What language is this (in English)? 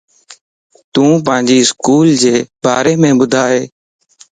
Lasi